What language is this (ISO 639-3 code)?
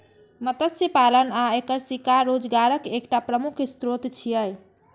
mai